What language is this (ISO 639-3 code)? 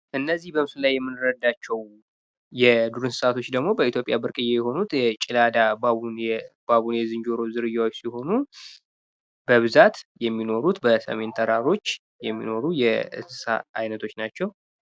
amh